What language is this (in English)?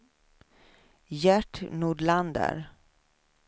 Swedish